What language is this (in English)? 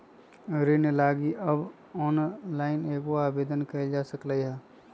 Magahi